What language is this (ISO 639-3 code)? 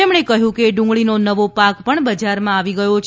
guj